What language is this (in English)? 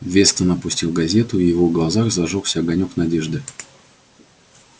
Russian